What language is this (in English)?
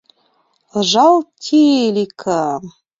Mari